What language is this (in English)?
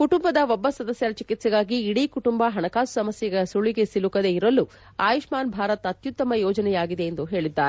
Kannada